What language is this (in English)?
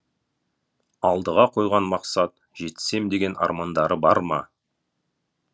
Kazakh